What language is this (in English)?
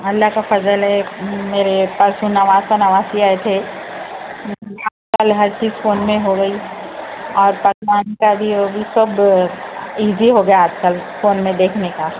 Urdu